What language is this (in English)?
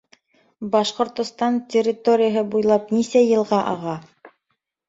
Bashkir